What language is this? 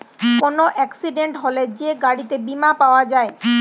Bangla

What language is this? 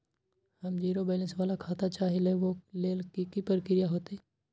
Magahi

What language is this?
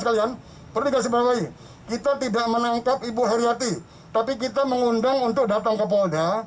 Indonesian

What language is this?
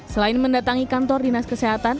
Indonesian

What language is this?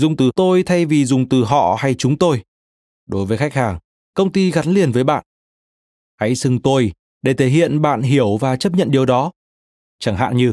Vietnamese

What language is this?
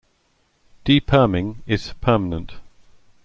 English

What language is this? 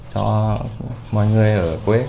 Vietnamese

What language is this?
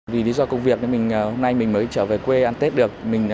Vietnamese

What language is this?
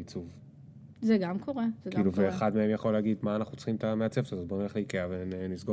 Hebrew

